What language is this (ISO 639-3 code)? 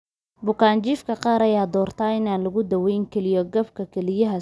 som